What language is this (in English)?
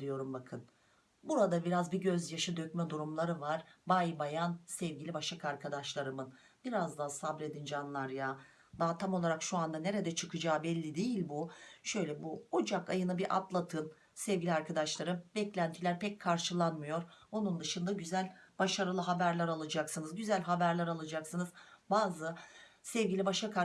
Turkish